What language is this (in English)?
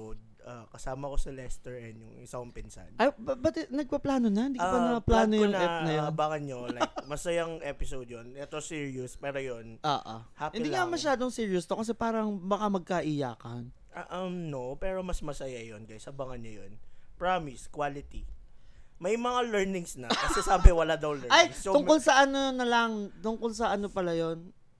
Filipino